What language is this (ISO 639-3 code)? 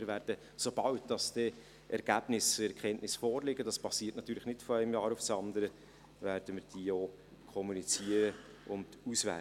gsw